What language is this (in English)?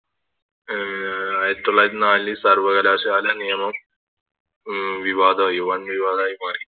Malayalam